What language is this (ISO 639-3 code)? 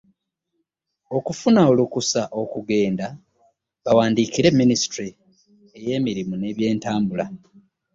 lug